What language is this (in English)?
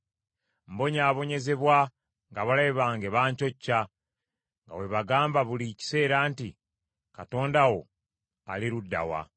Ganda